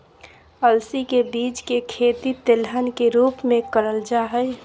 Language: Magahi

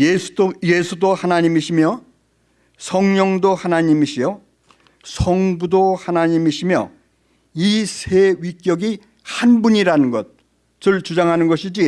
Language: Korean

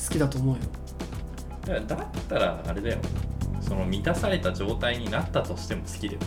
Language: Japanese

